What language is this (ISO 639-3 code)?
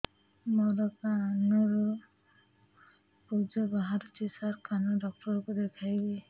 ori